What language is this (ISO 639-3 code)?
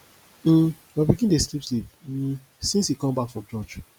pcm